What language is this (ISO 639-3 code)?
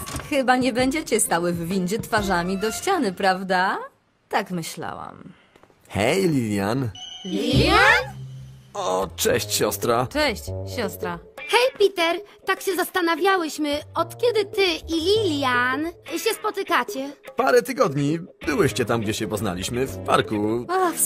pol